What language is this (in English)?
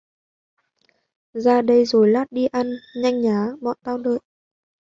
Vietnamese